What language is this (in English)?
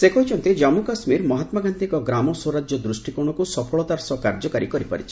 Odia